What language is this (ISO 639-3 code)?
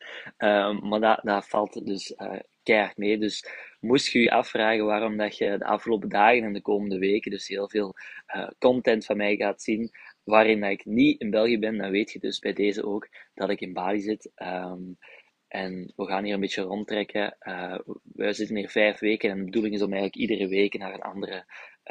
nld